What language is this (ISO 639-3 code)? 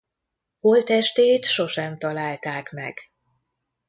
hun